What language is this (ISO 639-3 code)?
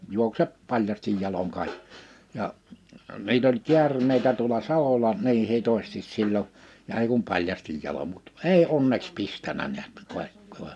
fin